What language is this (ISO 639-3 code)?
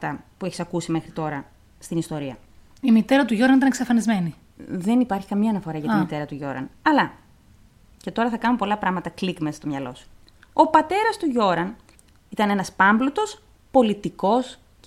ell